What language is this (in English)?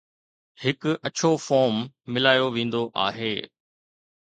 Sindhi